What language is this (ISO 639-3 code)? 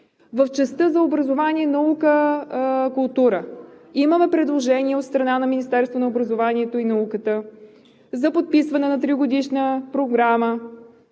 bul